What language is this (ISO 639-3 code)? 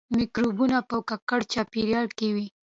pus